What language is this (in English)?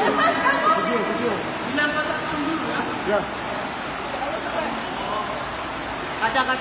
Indonesian